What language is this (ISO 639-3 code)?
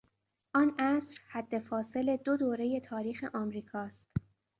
fas